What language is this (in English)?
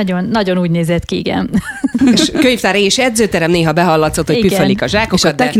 Hungarian